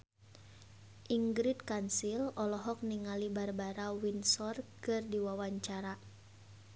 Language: Sundanese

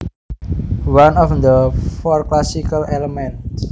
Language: Javanese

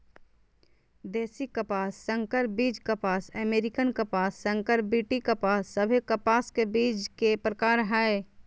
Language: Magahi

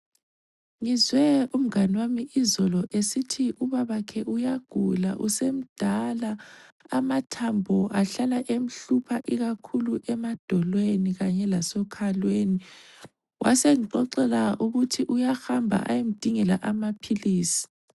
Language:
North Ndebele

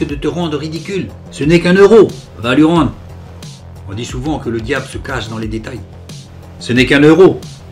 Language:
French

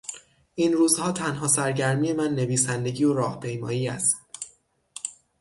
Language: Persian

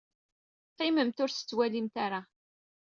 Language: Kabyle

